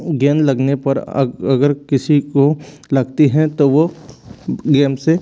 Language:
Hindi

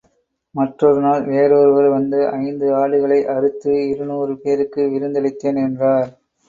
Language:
Tamil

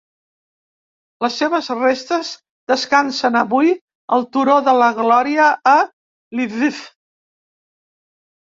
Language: Catalan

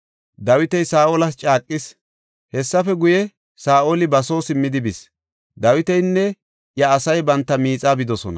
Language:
Gofa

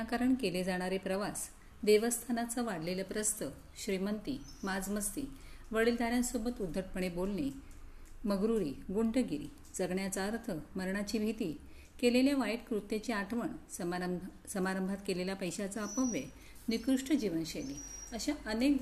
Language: Marathi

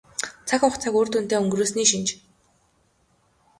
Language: Mongolian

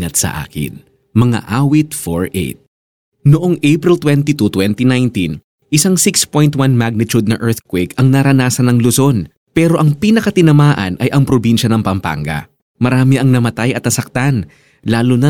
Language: Filipino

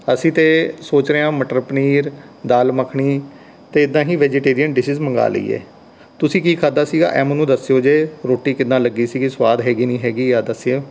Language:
Punjabi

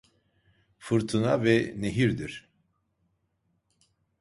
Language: Turkish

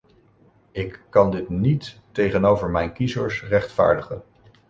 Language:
Dutch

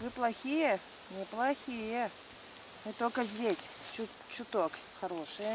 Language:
Russian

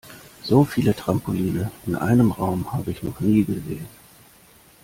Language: German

